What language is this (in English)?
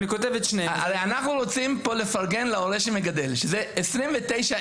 Hebrew